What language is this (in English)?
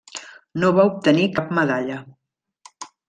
Catalan